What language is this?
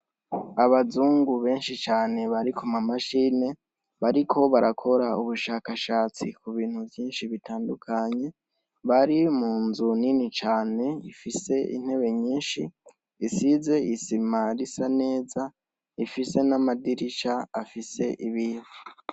Rundi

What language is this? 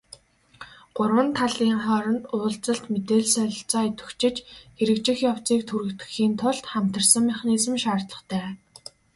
Mongolian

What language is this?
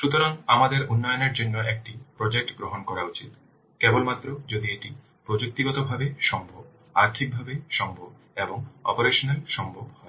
Bangla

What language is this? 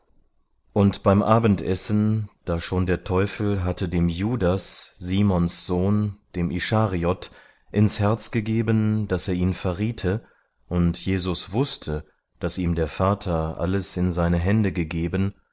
German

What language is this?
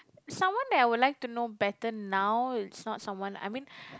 English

